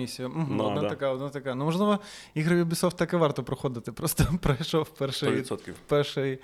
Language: Ukrainian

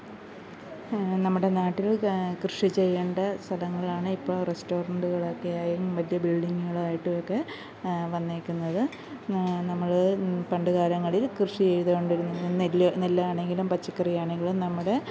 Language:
Malayalam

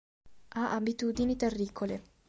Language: Italian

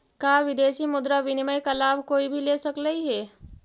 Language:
Magahi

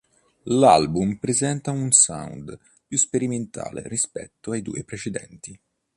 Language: Italian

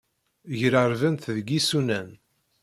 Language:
Kabyle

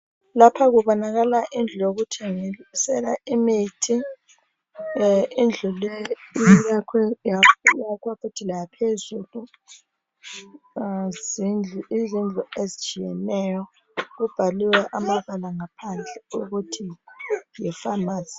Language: North Ndebele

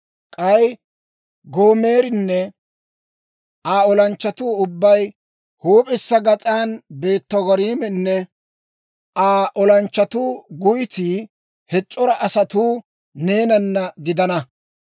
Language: Dawro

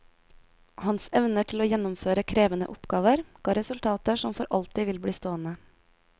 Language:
Norwegian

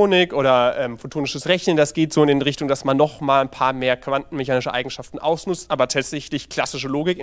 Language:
German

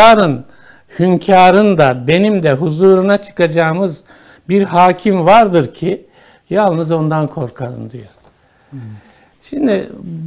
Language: Turkish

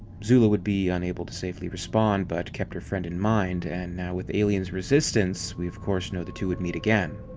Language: English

